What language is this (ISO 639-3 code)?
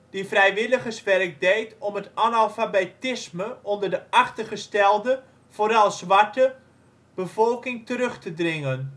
nld